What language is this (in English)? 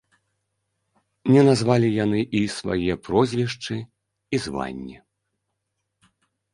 Belarusian